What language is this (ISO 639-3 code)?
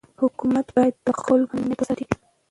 pus